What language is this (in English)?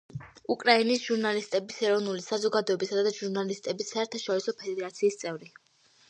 Georgian